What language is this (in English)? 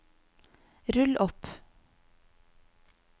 Norwegian